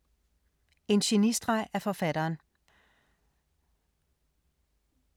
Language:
Danish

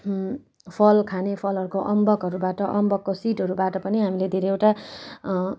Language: Nepali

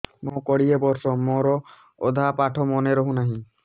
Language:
Odia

